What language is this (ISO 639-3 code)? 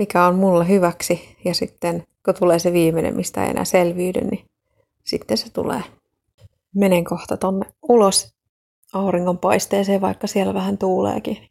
fin